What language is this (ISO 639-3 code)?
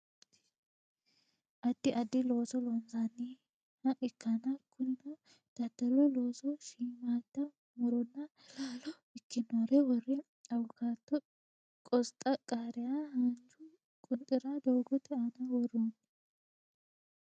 sid